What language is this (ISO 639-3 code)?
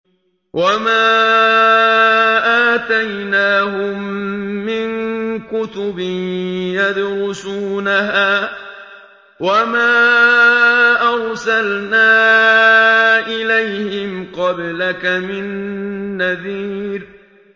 ara